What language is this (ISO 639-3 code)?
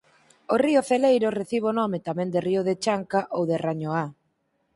glg